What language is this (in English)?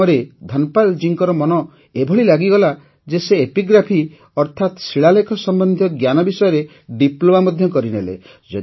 Odia